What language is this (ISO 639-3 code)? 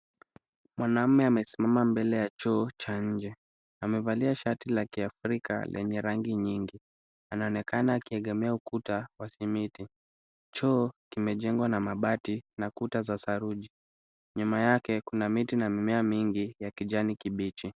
swa